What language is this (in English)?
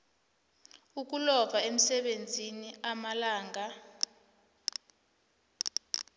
South Ndebele